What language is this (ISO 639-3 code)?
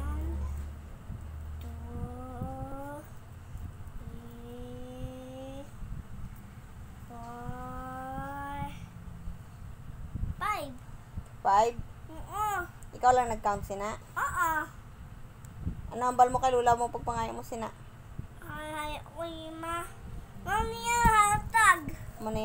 ind